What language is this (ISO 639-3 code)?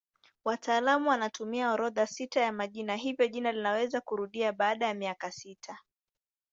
swa